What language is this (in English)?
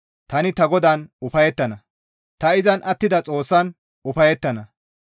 Gamo